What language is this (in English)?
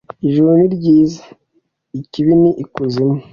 Kinyarwanda